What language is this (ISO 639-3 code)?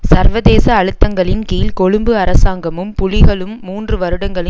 tam